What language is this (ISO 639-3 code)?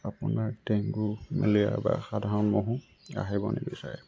asm